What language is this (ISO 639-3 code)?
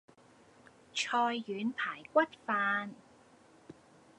yue